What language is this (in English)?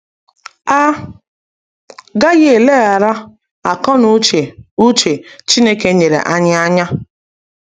Igbo